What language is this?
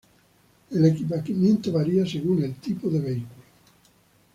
Spanish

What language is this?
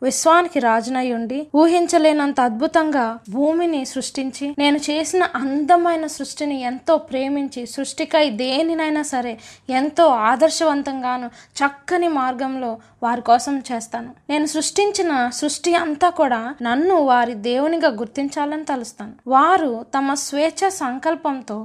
Telugu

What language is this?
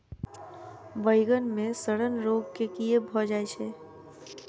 Maithili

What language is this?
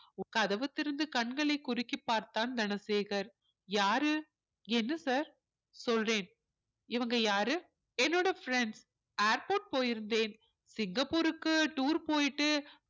Tamil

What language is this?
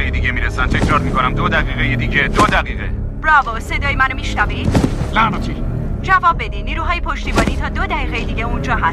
Persian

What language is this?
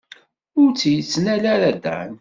Kabyle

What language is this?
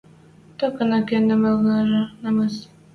Western Mari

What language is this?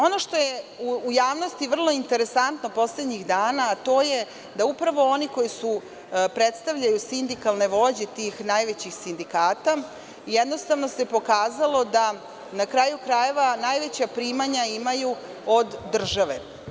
Serbian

